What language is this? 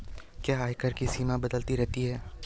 Hindi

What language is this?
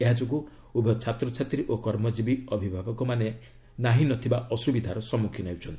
Odia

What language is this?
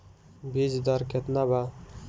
Bhojpuri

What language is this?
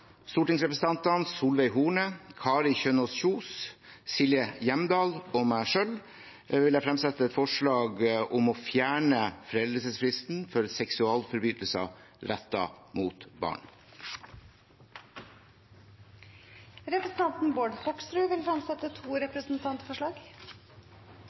Norwegian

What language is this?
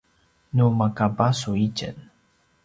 Paiwan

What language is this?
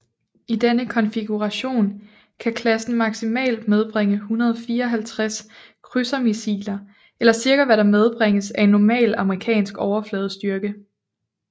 Danish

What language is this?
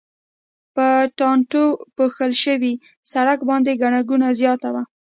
Pashto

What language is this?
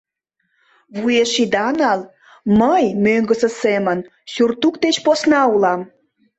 Mari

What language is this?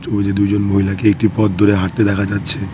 Bangla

